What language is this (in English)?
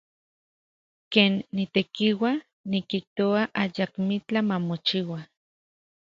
Central Puebla Nahuatl